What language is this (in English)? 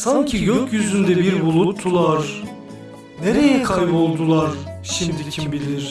Turkish